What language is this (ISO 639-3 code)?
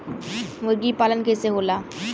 bho